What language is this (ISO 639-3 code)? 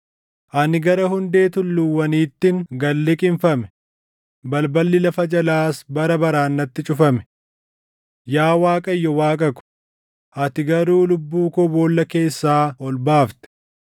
orm